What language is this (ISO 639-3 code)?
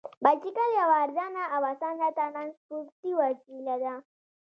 pus